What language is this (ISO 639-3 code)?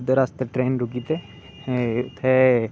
doi